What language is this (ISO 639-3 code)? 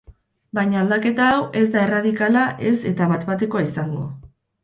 eus